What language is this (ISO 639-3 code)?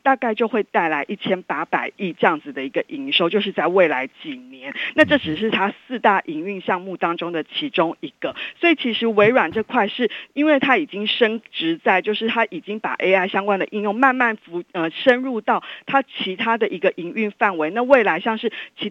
zho